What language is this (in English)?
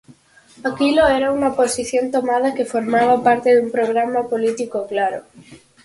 Galician